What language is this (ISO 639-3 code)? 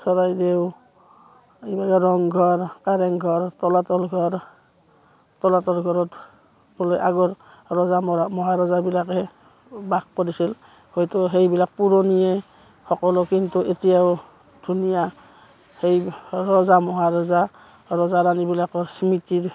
asm